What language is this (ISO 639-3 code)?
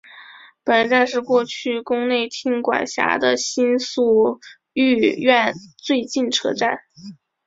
zho